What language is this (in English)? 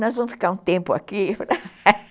Portuguese